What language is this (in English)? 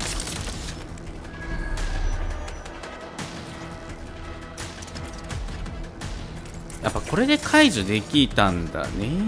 Japanese